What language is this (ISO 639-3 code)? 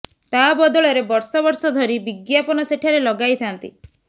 ori